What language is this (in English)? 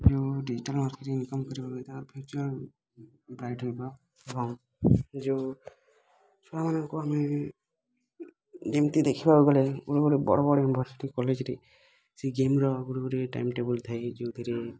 Odia